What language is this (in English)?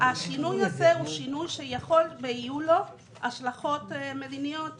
Hebrew